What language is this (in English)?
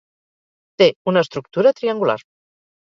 Catalan